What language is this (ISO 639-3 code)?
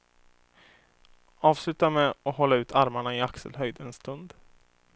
swe